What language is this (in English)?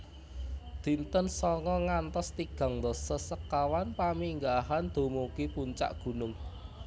Javanese